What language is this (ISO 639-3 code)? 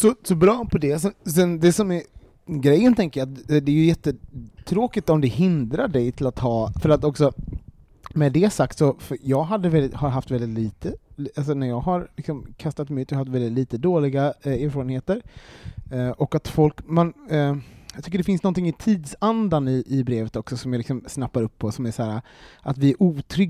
swe